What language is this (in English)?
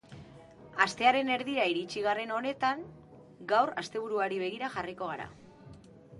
Basque